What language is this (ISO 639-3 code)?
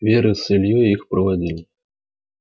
rus